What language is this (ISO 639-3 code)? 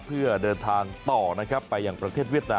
tha